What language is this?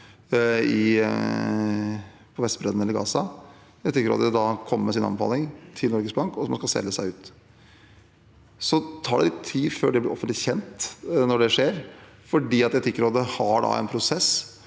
Norwegian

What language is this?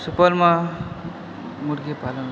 Maithili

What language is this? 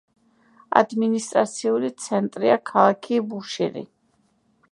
Georgian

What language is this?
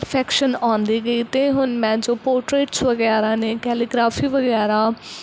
Punjabi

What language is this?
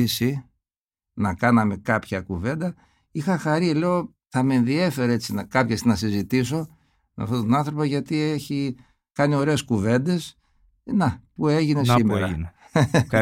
Greek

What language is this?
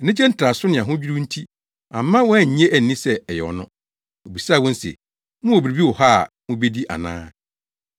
Akan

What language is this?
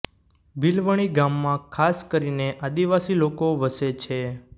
Gujarati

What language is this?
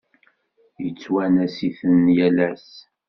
Kabyle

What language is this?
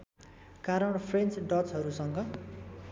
Nepali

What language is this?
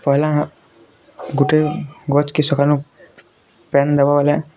Odia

